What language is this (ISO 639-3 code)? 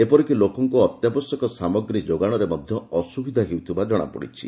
ori